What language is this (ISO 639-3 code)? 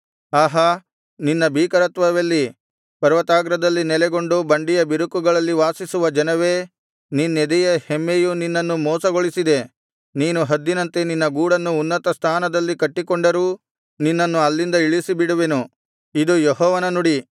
kan